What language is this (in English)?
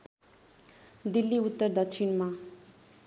Nepali